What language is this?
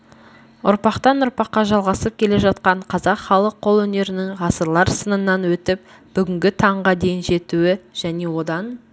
Kazakh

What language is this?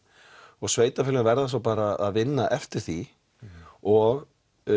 Icelandic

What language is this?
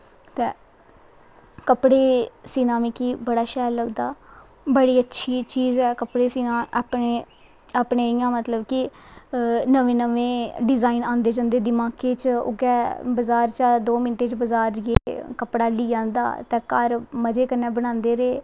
Dogri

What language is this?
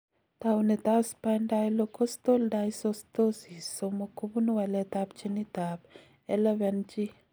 Kalenjin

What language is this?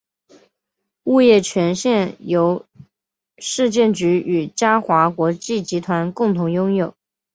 Chinese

